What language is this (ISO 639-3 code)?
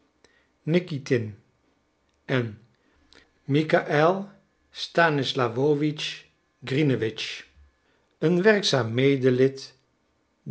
nld